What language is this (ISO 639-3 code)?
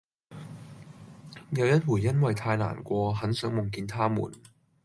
yue